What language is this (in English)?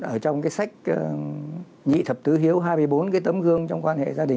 Vietnamese